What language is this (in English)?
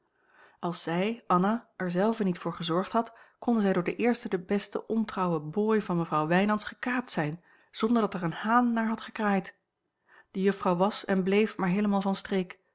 Dutch